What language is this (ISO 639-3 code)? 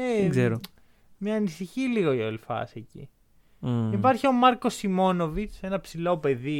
ell